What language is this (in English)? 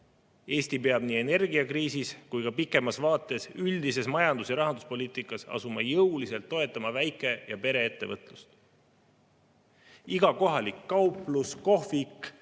Estonian